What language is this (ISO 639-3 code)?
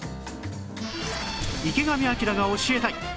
jpn